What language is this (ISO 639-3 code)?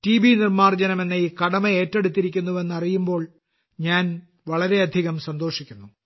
mal